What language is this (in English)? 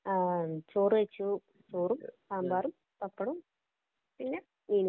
Malayalam